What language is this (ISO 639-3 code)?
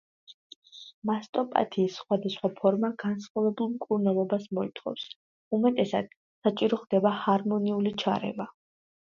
kat